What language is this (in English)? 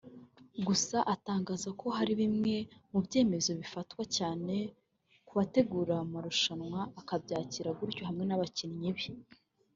Kinyarwanda